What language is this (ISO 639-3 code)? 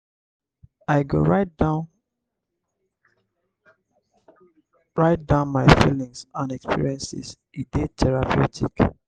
pcm